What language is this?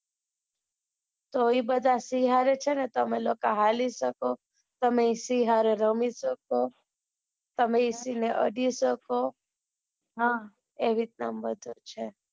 Gujarati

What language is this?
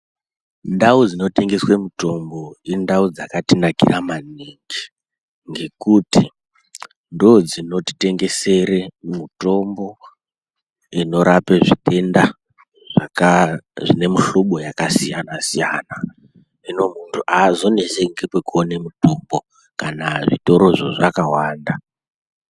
Ndau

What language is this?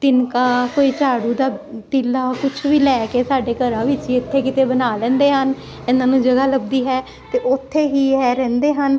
Punjabi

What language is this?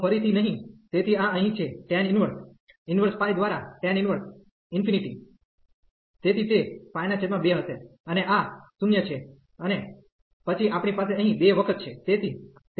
Gujarati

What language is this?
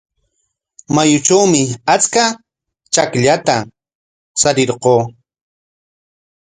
Corongo Ancash Quechua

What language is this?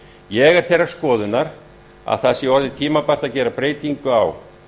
Icelandic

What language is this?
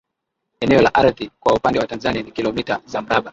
Swahili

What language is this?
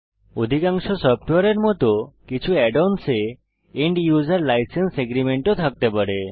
Bangla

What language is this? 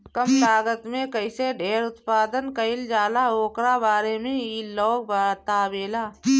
Bhojpuri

